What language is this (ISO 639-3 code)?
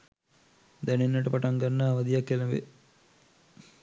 sin